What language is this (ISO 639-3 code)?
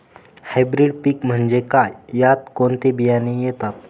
mar